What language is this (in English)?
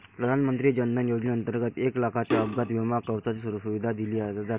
Marathi